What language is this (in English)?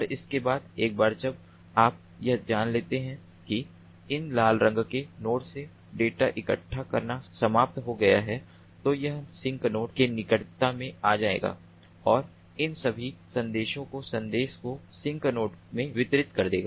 Hindi